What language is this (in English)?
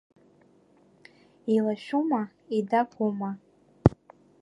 Abkhazian